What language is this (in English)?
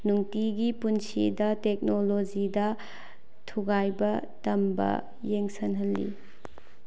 Manipuri